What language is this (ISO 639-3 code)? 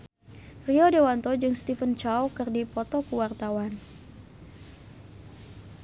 sun